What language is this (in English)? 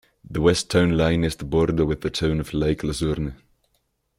English